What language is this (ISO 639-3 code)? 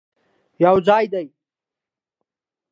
pus